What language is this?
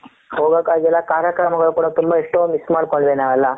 Kannada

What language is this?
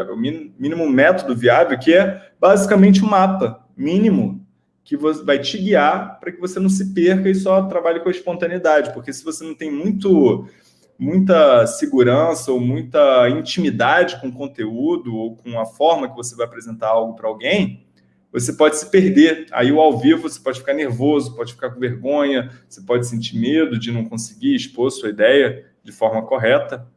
Portuguese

